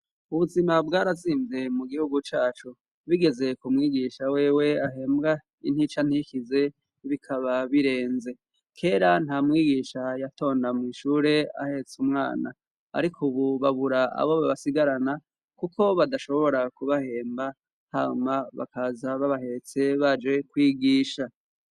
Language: Rundi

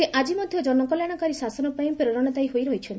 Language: Odia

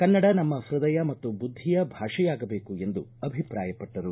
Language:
Kannada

